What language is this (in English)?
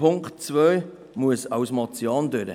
Swiss German